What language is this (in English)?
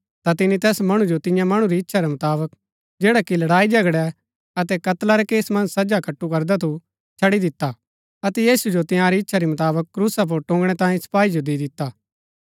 Gaddi